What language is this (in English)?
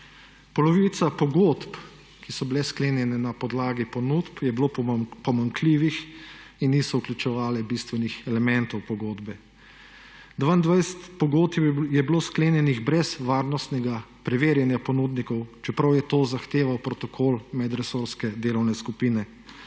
Slovenian